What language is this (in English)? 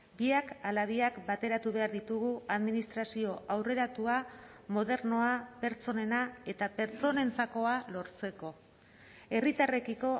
Basque